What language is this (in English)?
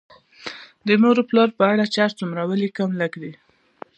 Pashto